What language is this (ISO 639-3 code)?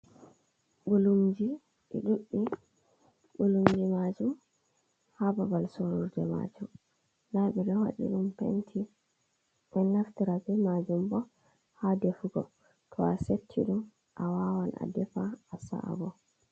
ful